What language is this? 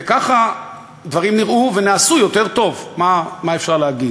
Hebrew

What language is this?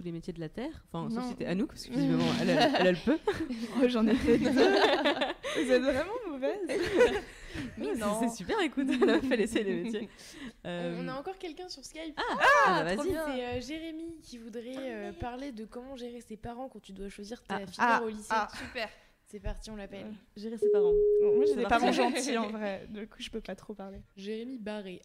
French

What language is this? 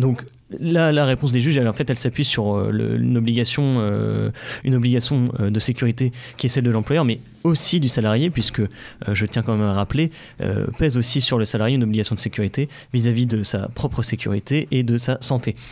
French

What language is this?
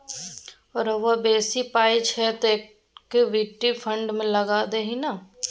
Maithili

